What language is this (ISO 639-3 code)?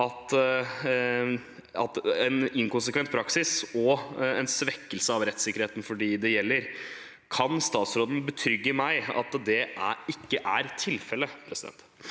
nor